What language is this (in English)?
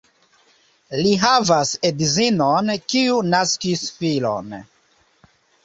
Esperanto